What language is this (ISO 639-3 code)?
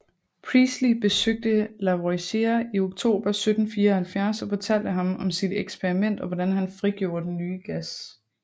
dan